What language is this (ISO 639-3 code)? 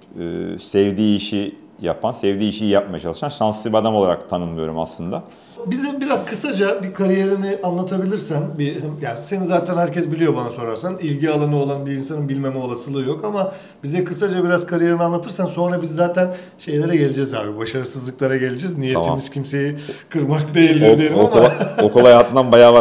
tur